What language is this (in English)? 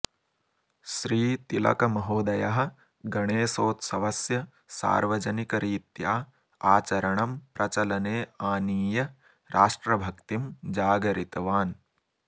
Sanskrit